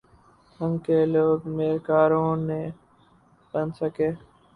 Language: Urdu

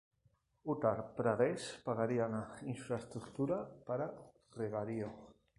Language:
Spanish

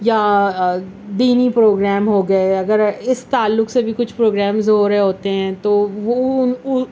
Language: Urdu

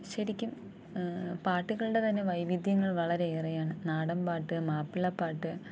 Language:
Malayalam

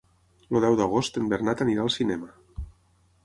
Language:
Catalan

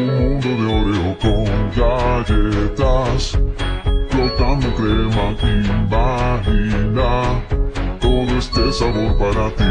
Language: Romanian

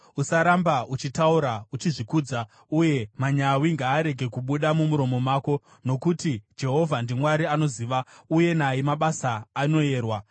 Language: Shona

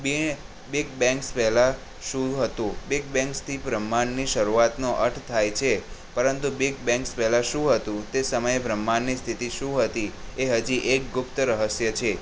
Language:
Gujarati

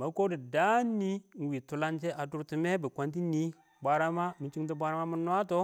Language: Awak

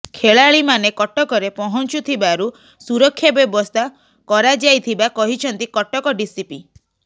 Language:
Odia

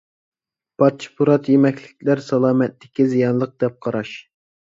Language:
Uyghur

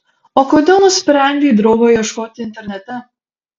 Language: Lithuanian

